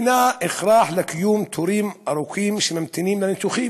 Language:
Hebrew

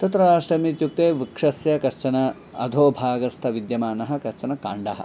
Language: Sanskrit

